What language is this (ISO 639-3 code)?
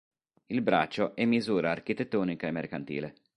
ita